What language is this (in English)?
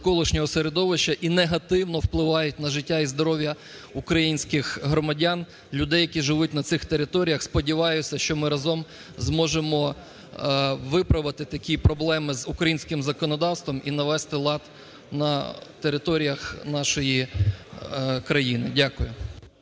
Ukrainian